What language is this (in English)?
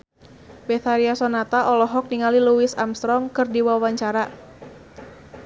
Sundanese